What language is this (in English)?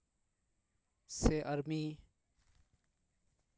Santali